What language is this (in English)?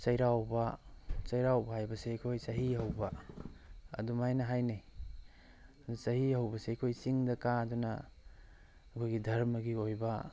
Manipuri